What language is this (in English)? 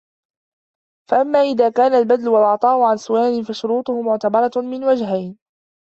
Arabic